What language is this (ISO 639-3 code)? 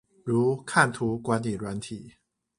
zho